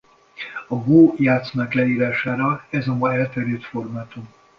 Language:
Hungarian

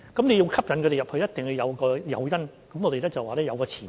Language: Cantonese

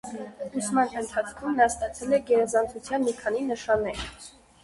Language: Armenian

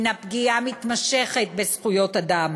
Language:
Hebrew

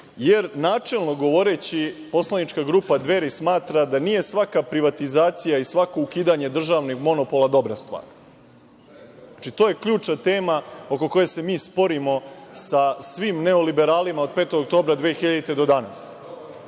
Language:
Serbian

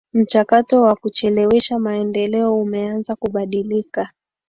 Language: Swahili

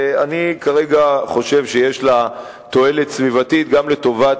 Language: Hebrew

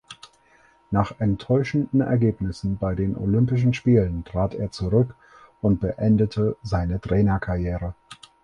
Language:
German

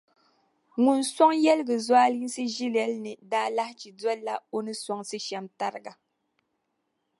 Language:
Dagbani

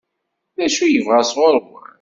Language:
Kabyle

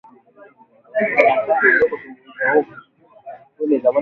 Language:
Swahili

